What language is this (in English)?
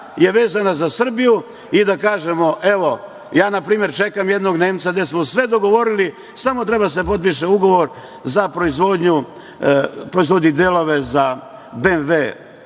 Serbian